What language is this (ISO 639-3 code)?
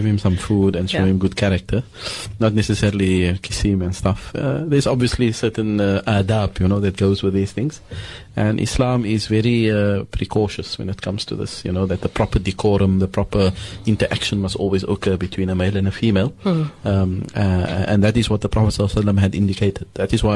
eng